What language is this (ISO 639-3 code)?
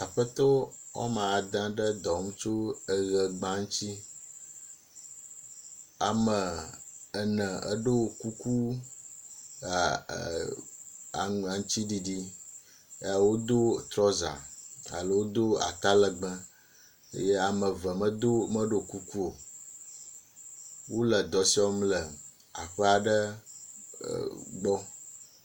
ewe